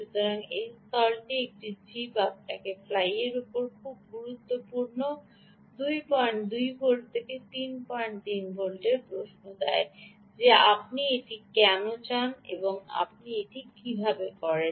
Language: Bangla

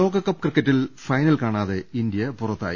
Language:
Malayalam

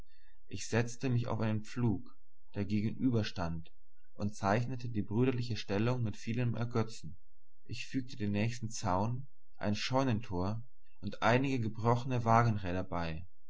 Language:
German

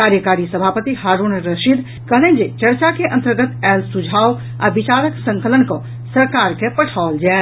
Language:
Maithili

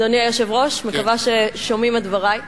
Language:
Hebrew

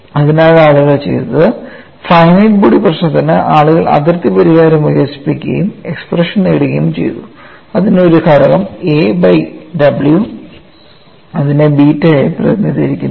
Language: Malayalam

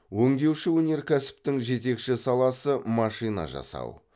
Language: Kazakh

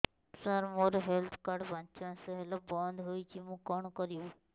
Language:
Odia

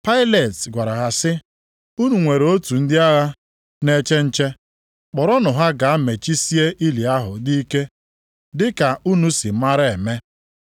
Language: Igbo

